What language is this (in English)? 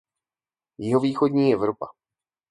Czech